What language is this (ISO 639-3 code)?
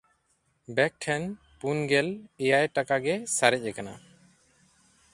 sat